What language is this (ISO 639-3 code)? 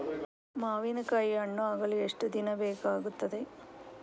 kan